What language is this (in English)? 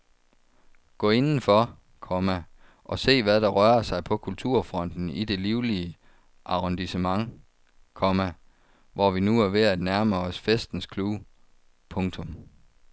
Danish